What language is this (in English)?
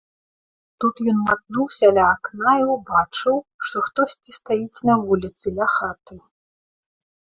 Belarusian